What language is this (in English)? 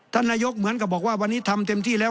Thai